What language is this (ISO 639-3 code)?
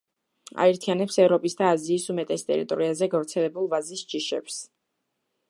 kat